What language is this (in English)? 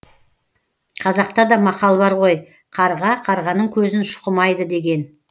Kazakh